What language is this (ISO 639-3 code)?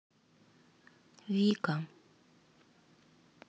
rus